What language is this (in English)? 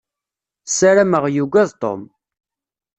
Kabyle